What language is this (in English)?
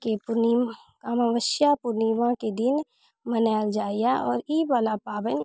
Maithili